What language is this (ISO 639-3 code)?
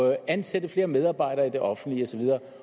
dan